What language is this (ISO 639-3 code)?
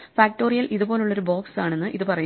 mal